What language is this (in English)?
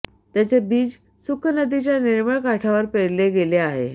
Marathi